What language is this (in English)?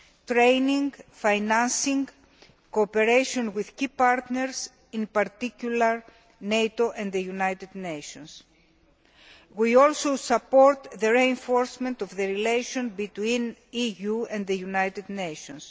English